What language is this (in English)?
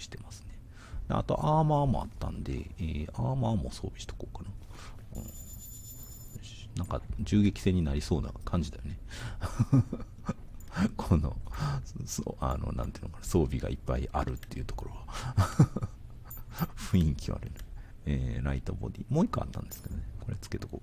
Japanese